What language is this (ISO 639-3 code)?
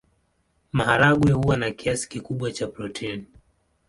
swa